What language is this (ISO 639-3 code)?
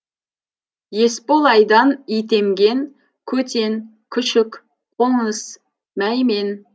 kaz